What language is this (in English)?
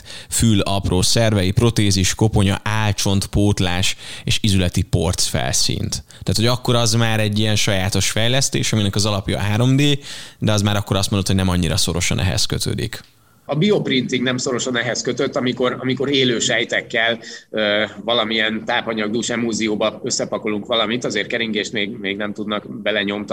Hungarian